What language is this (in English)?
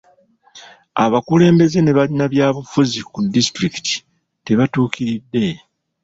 Ganda